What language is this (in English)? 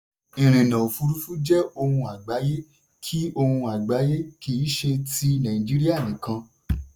Yoruba